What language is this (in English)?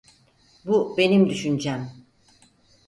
Turkish